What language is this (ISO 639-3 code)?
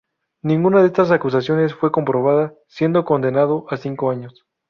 spa